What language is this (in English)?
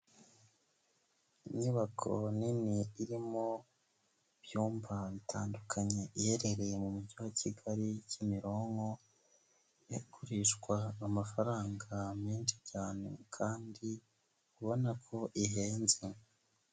Kinyarwanda